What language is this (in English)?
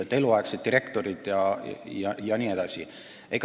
Estonian